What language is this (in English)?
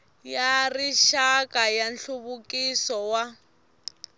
Tsonga